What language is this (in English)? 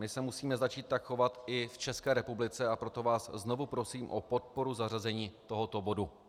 Czech